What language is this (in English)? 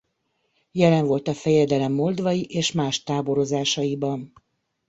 Hungarian